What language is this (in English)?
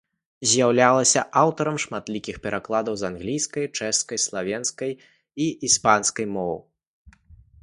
Belarusian